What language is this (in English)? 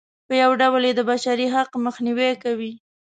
Pashto